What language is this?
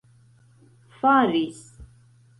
Esperanto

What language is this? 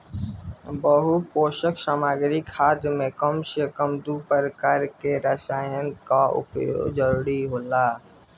Bhojpuri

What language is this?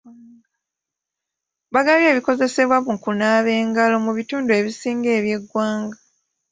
Ganda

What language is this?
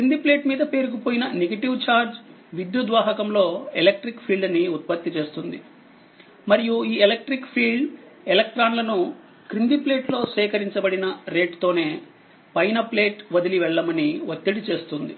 Telugu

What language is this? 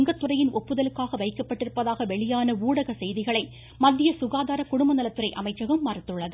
Tamil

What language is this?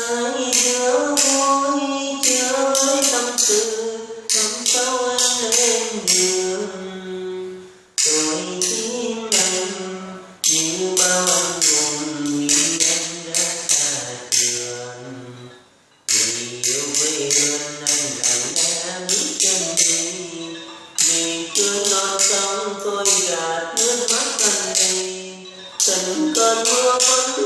Vietnamese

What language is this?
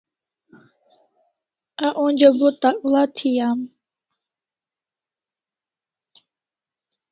Kalasha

